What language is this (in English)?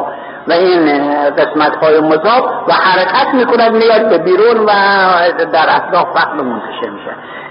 Persian